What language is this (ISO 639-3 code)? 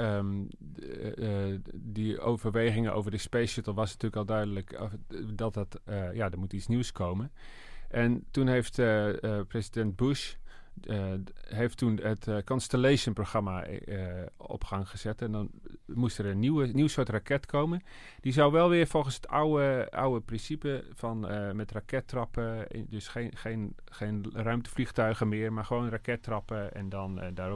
nld